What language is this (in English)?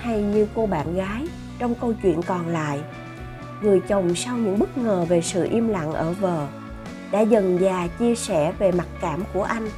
Vietnamese